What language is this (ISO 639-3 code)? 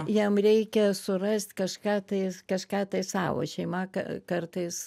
lit